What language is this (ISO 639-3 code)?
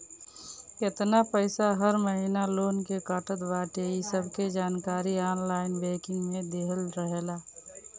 bho